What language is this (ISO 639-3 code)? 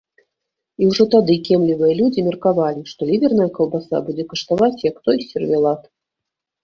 bel